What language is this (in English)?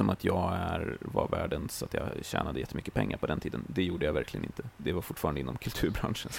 Swedish